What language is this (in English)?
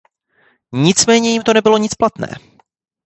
Czech